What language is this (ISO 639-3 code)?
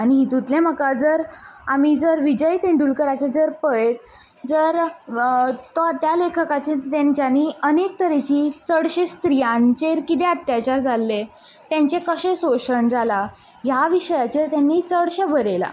kok